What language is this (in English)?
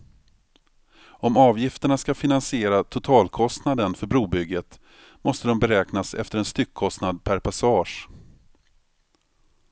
Swedish